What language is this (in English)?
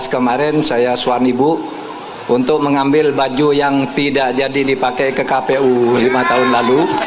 Indonesian